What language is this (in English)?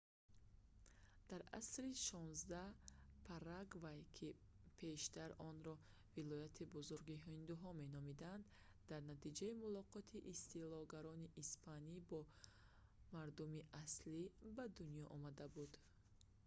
Tajik